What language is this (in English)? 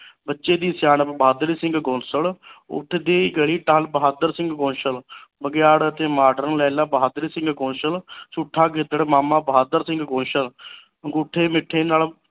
Punjabi